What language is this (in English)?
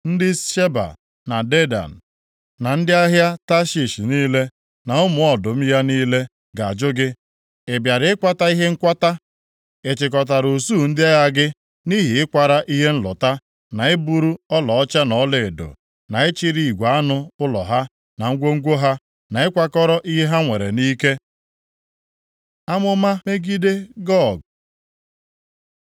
Igbo